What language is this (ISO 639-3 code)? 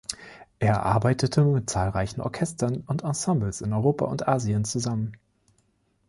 deu